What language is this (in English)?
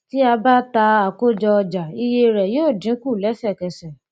Yoruba